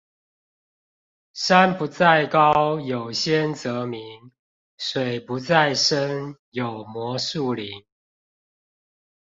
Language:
Chinese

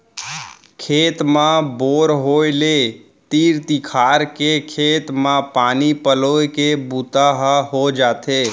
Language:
Chhattisgarhi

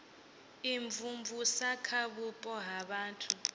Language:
Venda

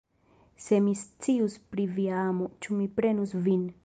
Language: Esperanto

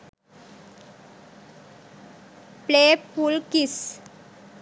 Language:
Sinhala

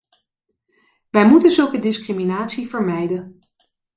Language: Dutch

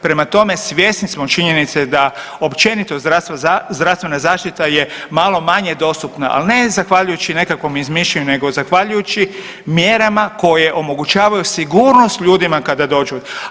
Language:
Croatian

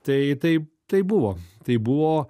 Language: Lithuanian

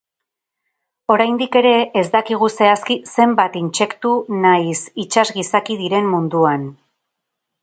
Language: Basque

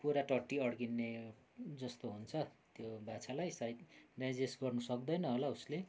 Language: Nepali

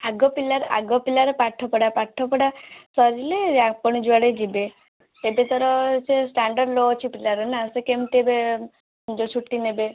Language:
Odia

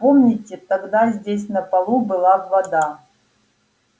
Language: Russian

